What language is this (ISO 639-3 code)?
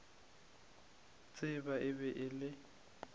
nso